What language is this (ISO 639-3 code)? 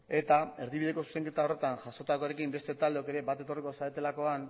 eus